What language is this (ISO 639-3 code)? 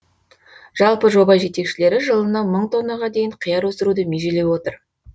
kaz